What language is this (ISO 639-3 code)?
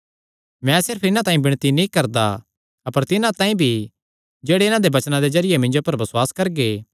xnr